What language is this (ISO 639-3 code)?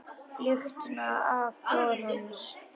isl